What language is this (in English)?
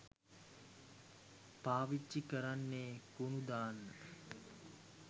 Sinhala